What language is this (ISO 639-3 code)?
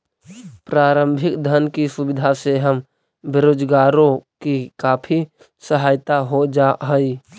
mag